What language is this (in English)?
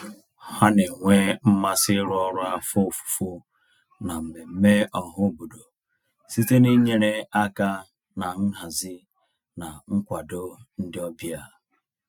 Igbo